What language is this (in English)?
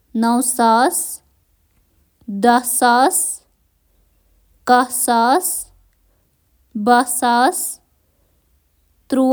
Kashmiri